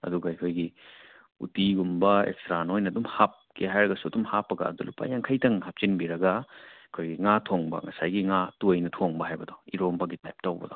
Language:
Manipuri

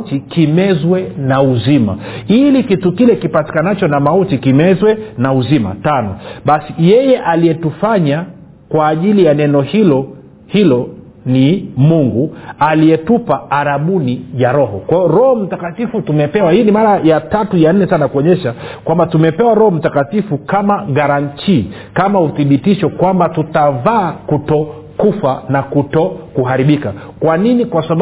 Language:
Swahili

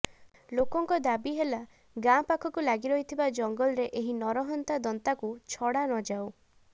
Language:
Odia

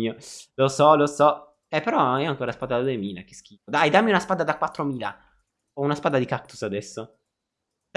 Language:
Italian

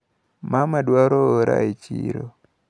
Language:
Luo (Kenya and Tanzania)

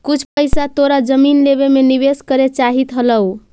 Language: Magahi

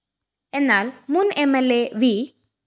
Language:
Malayalam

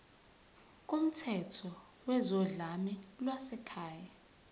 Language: Zulu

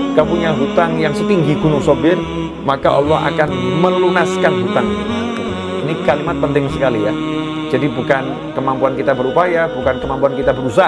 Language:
Indonesian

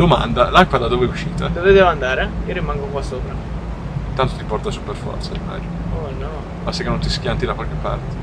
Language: Italian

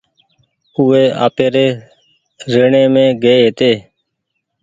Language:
Goaria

